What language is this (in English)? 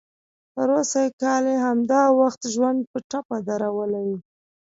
Pashto